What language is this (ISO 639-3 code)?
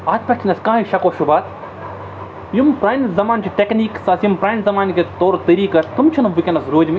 kas